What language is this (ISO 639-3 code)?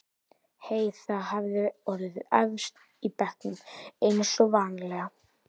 isl